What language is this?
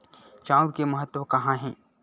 Chhattisgarhi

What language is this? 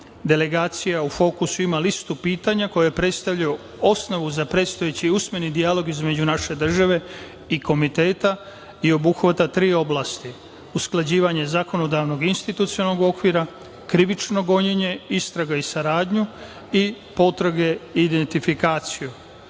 Serbian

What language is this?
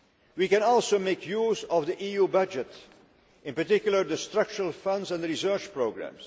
English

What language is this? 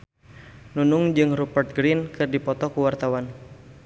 Sundanese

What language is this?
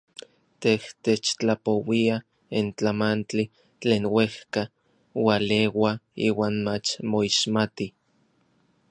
Orizaba Nahuatl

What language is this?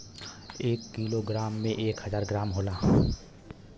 Bhojpuri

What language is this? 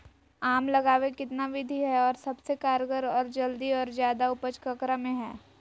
Magahi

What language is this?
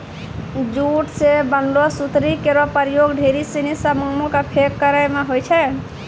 Maithili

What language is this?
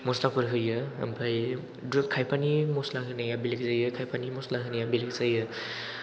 Bodo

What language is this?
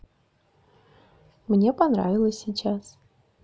Russian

